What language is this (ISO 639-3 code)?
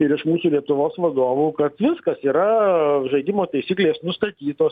lit